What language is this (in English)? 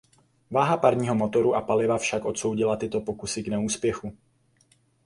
Czech